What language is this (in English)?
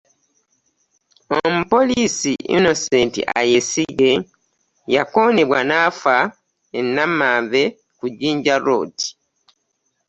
Ganda